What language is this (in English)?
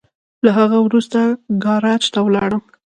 Pashto